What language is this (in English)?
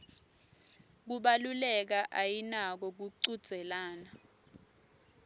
Swati